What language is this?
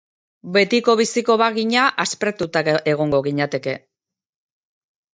Basque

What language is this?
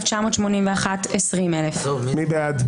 Hebrew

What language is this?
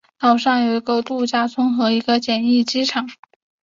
Chinese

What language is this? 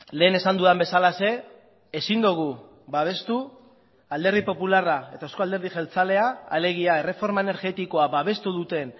Basque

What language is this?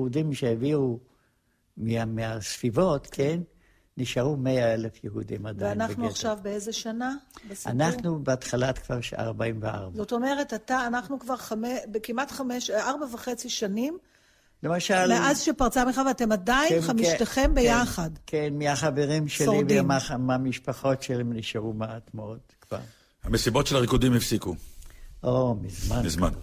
Hebrew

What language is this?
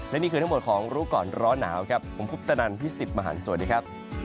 Thai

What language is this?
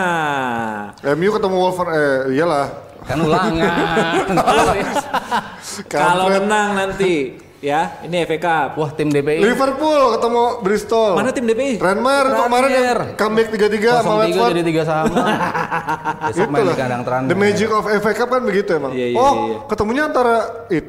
Indonesian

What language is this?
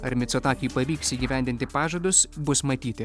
Lithuanian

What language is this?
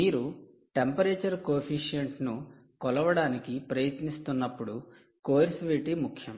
Telugu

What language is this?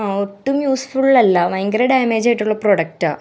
Malayalam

